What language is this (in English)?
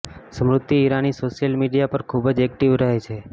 Gujarati